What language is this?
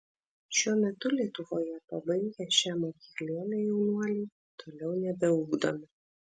Lithuanian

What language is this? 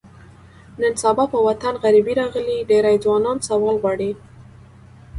Pashto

